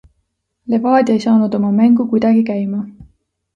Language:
Estonian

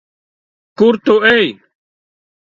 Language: Latvian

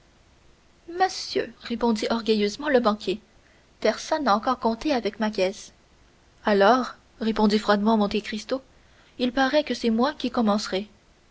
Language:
French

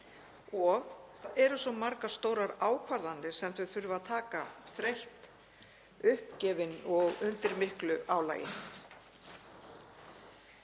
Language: Icelandic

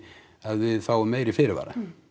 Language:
Icelandic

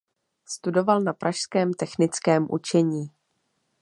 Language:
Czech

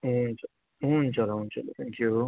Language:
Nepali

